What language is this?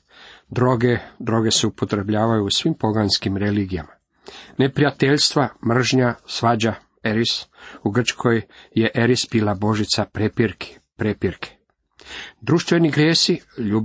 Croatian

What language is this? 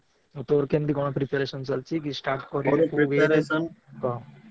Odia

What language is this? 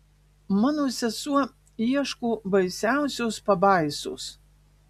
Lithuanian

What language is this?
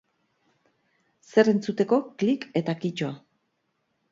Basque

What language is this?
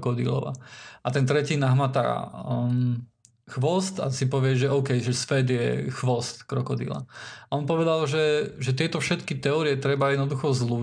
Slovak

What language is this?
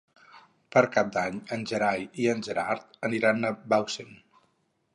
Catalan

